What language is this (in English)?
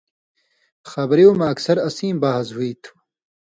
Indus Kohistani